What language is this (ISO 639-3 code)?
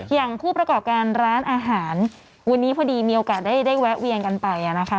tha